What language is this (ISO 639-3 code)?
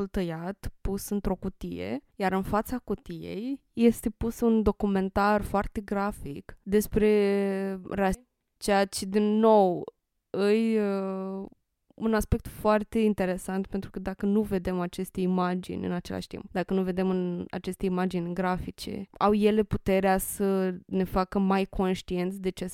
ron